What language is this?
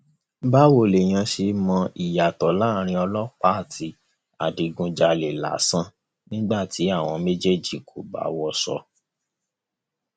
Yoruba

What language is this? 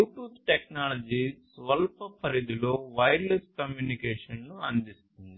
Telugu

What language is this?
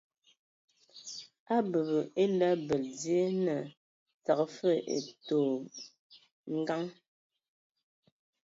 Ewondo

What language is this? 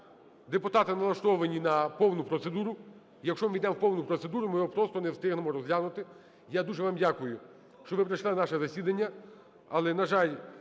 Ukrainian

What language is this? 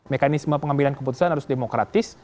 Indonesian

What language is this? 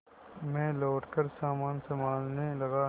Hindi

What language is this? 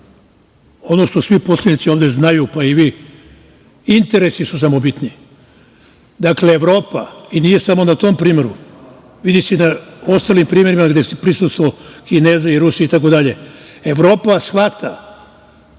Serbian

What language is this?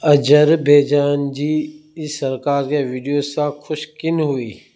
Sindhi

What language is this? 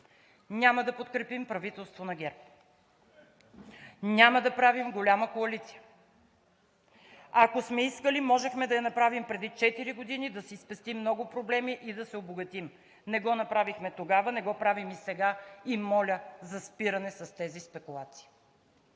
Bulgarian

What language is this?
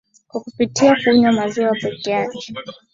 Swahili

